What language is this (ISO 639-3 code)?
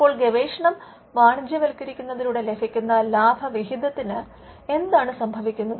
mal